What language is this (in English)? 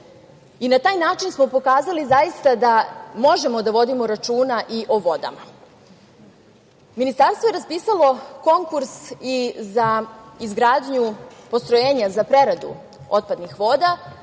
Serbian